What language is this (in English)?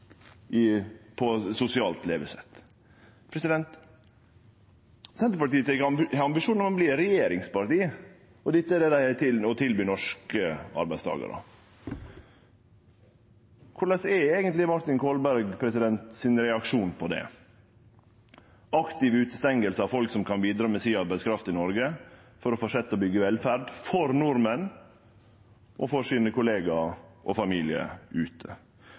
Norwegian Nynorsk